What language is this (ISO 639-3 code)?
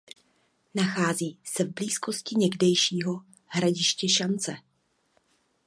ces